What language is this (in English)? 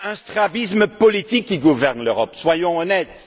French